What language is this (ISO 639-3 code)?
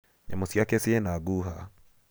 kik